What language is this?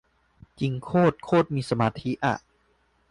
Thai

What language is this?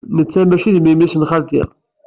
Kabyle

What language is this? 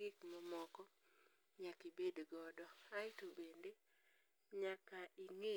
Luo (Kenya and Tanzania)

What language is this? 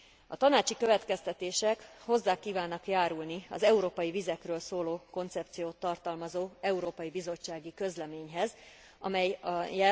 Hungarian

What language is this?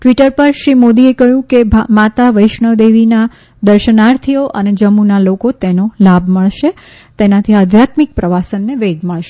Gujarati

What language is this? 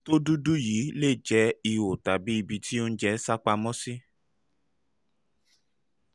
Yoruba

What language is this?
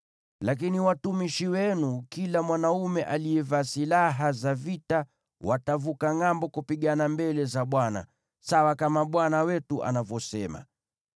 Swahili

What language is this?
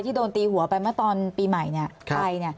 Thai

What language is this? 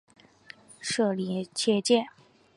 Chinese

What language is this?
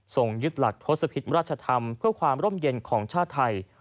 Thai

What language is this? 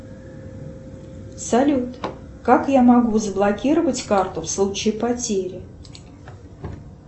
Russian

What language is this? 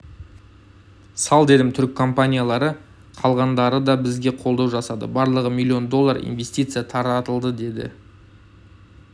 Kazakh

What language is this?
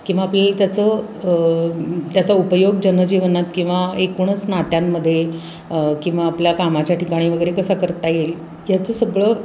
Marathi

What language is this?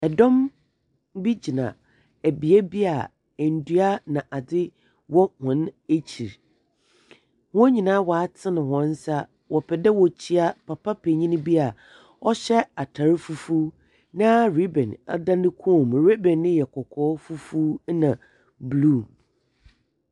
Akan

